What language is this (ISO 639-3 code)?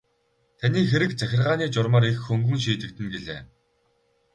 mon